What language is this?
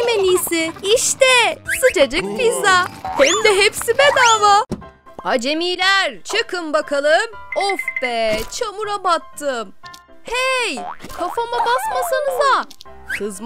Turkish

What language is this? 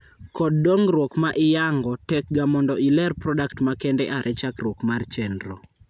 Luo (Kenya and Tanzania)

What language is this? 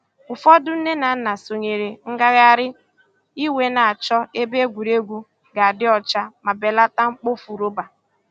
Igbo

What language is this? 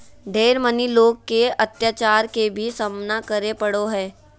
Magahi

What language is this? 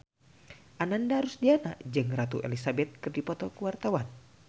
Sundanese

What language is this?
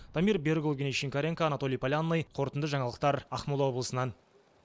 Kazakh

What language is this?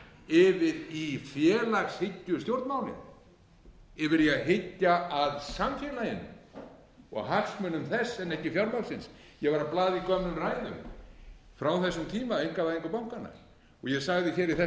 Icelandic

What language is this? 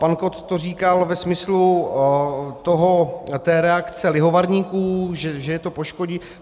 Czech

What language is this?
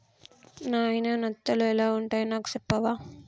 Telugu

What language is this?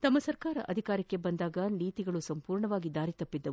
Kannada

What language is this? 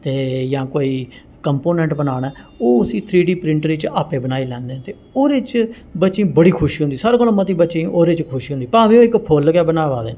Dogri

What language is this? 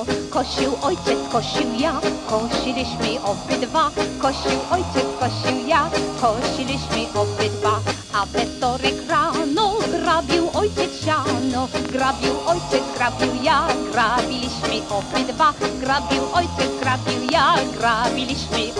Polish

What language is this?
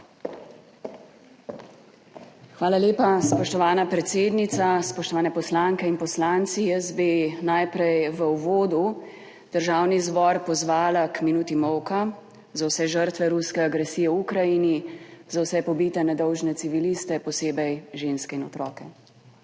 Slovenian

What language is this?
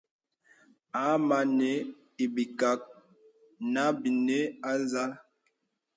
Bebele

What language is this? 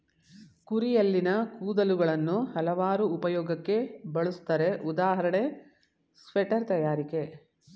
Kannada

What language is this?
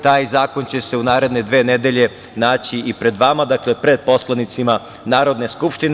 Serbian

